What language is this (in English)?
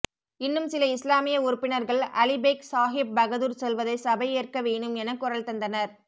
Tamil